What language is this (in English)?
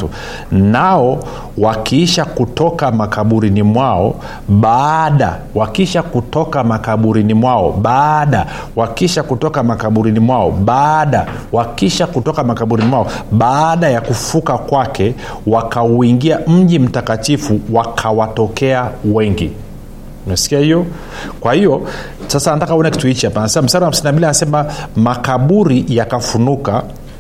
Swahili